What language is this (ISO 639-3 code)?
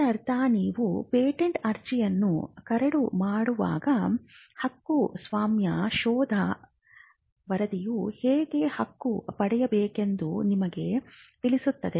kan